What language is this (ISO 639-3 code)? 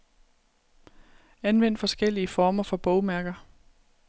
dan